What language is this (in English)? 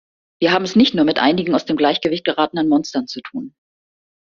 German